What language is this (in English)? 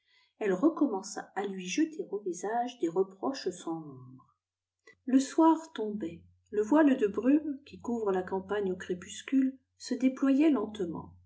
French